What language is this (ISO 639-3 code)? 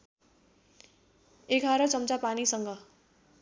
nep